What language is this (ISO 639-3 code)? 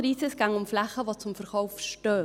gsw